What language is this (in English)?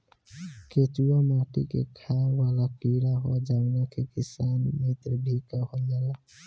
Bhojpuri